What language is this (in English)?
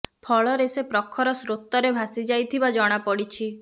Odia